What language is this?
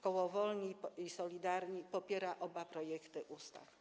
Polish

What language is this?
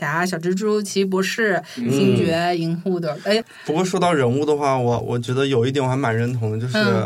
Chinese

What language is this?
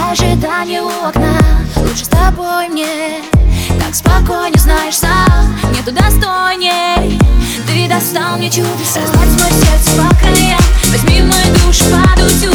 Russian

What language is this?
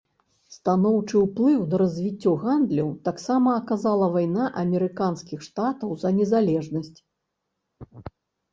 Belarusian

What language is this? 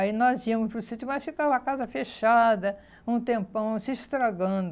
Portuguese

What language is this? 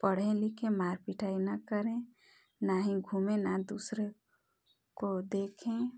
Hindi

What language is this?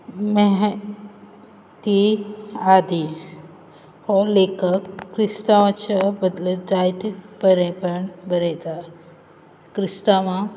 Konkani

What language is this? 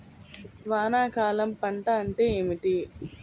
Telugu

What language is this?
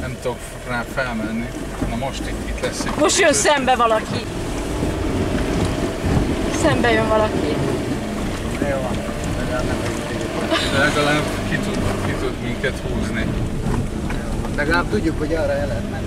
Hungarian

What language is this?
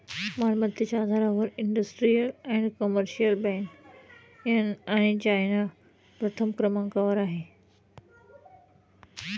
Marathi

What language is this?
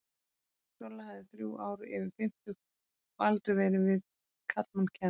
Icelandic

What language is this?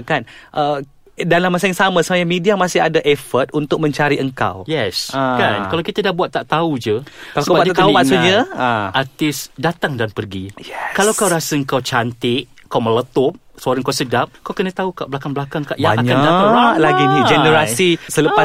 Malay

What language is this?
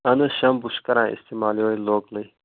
Kashmiri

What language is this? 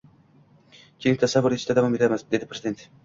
Uzbek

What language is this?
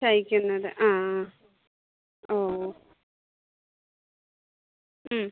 Malayalam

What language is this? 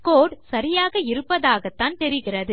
Tamil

